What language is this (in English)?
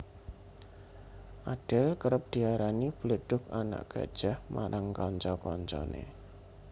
Javanese